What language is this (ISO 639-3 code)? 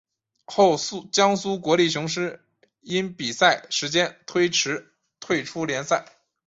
zho